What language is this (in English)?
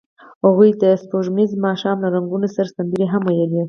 Pashto